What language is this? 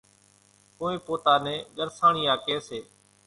Kachi Koli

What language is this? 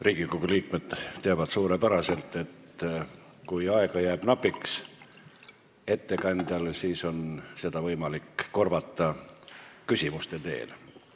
Estonian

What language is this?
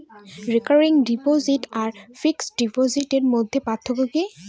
Bangla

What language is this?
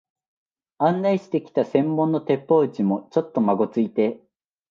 Japanese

